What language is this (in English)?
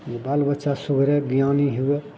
Maithili